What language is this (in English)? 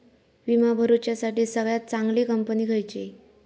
Marathi